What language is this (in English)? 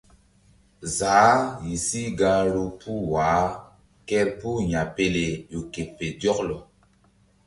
Mbum